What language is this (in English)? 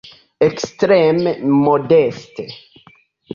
Esperanto